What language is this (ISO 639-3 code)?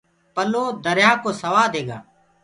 ggg